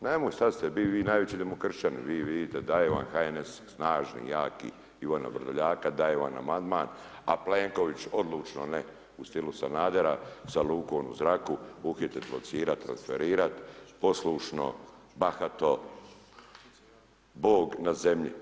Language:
Croatian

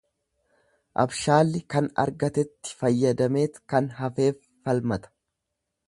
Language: Oromo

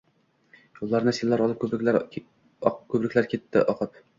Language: Uzbek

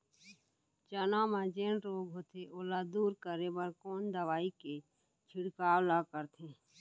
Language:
Chhattisgarhi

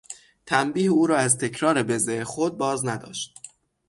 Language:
Persian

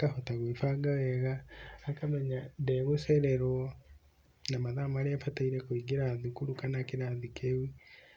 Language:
Kikuyu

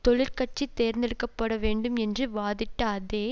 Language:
Tamil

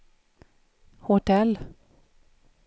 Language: Swedish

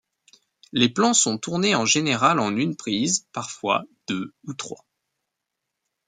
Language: French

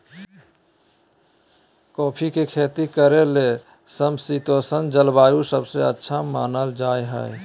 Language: Magahi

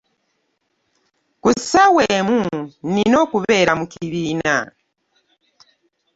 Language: Ganda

